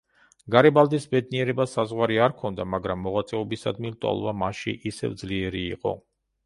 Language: Georgian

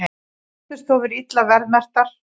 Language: Icelandic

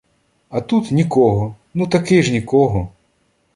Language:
Ukrainian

